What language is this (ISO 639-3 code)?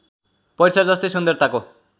nep